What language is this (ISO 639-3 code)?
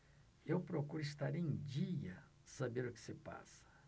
por